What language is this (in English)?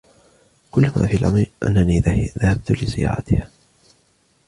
Arabic